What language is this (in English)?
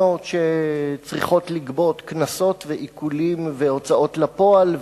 Hebrew